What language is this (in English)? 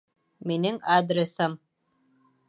Bashkir